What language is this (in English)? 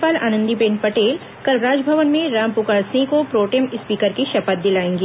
Hindi